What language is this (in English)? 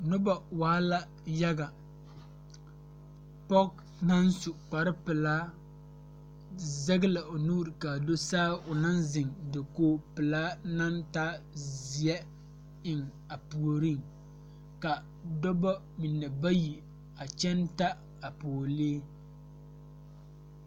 Southern Dagaare